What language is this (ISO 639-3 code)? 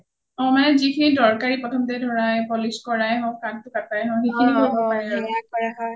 asm